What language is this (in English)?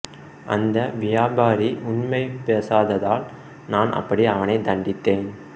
Tamil